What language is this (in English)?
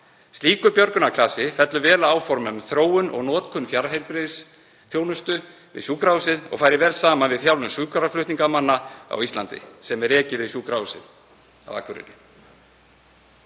Icelandic